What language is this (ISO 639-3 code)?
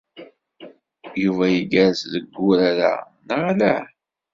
kab